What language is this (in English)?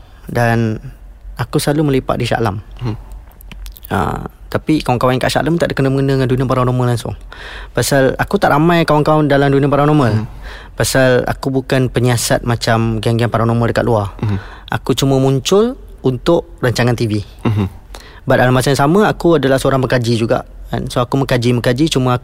Malay